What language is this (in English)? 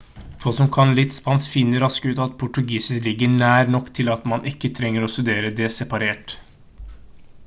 Norwegian Bokmål